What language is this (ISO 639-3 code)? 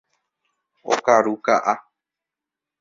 grn